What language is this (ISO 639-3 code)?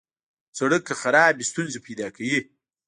pus